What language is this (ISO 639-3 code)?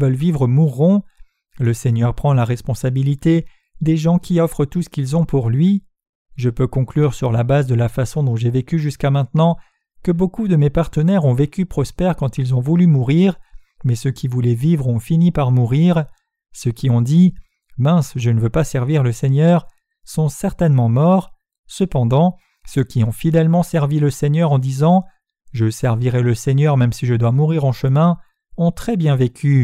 fra